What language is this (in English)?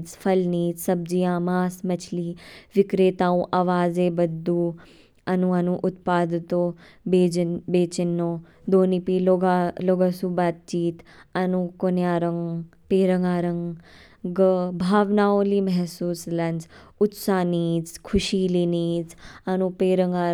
Kinnauri